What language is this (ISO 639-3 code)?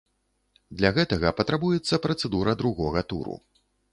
bel